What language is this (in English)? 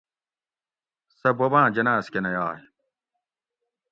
Gawri